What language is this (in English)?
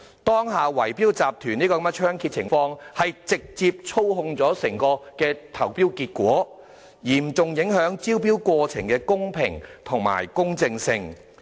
Cantonese